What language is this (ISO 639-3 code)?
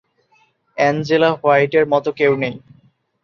ben